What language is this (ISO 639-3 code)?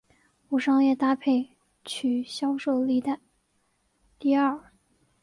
zho